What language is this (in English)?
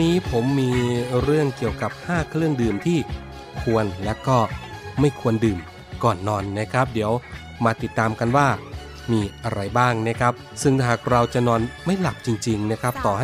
Thai